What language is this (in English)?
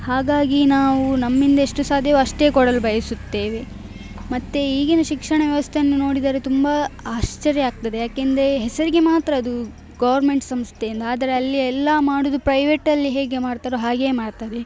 Kannada